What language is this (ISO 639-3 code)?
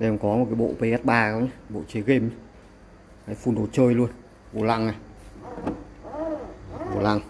vie